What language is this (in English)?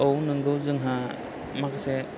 Bodo